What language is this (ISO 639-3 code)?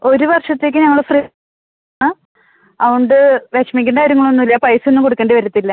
mal